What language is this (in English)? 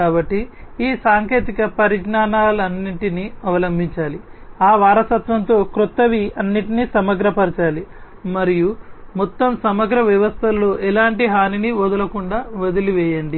Telugu